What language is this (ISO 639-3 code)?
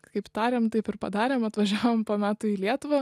lit